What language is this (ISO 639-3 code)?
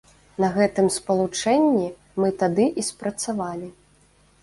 bel